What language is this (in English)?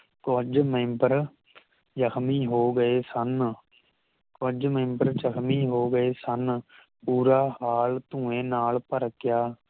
Punjabi